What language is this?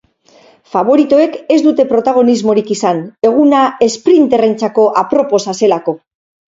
Basque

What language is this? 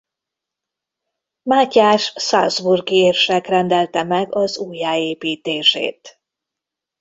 Hungarian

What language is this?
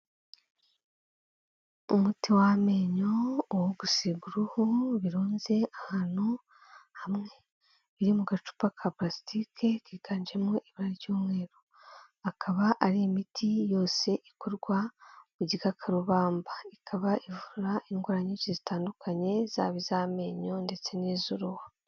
Kinyarwanda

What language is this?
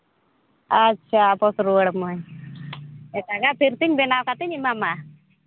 Santali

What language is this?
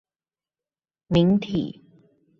Chinese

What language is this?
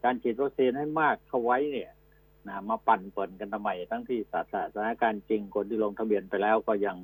Thai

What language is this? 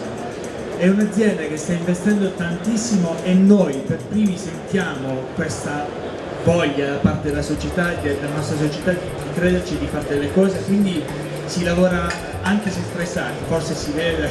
Italian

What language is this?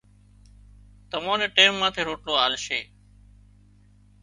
Wadiyara Koli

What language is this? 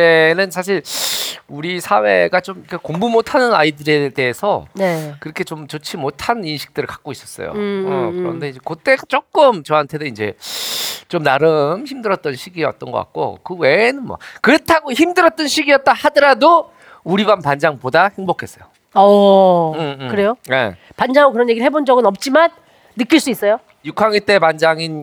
Korean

